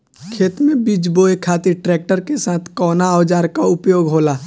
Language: Bhojpuri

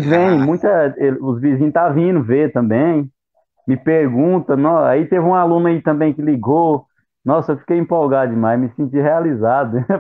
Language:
Portuguese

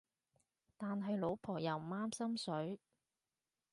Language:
Cantonese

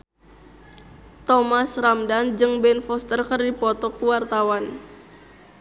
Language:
Sundanese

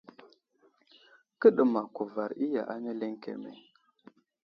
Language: Wuzlam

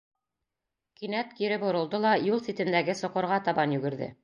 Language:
Bashkir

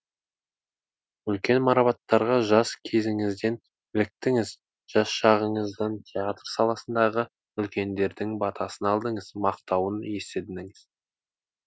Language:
Kazakh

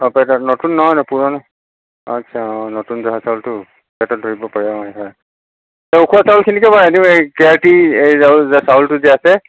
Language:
Assamese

